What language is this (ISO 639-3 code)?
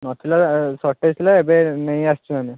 ori